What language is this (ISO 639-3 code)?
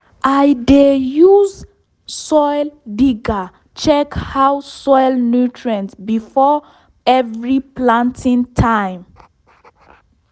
pcm